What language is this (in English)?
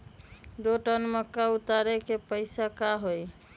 Magahi